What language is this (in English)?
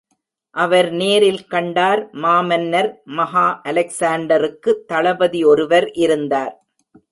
Tamil